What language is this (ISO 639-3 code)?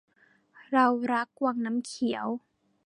tha